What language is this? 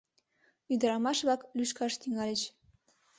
Mari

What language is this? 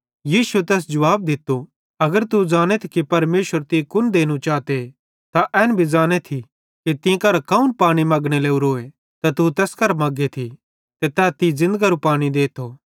Bhadrawahi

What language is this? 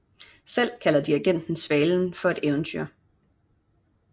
Danish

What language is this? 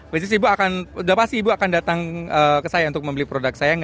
Indonesian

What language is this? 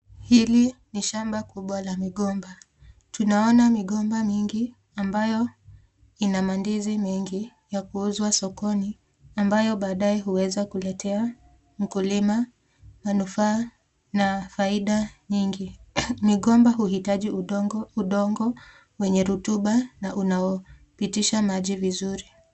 Swahili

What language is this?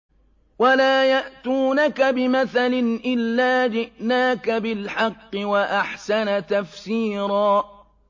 Arabic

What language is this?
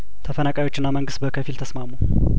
Amharic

